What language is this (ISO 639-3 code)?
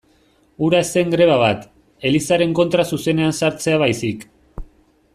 eus